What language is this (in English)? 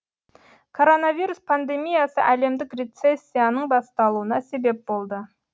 Kazakh